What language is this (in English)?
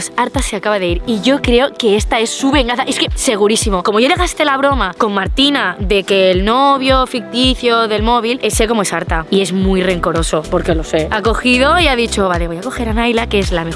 Spanish